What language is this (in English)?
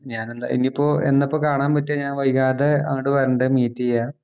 Malayalam